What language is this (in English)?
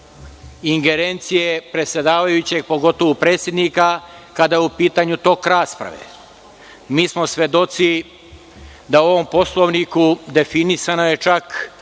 Serbian